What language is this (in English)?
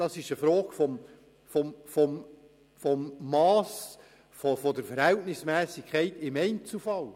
Swiss German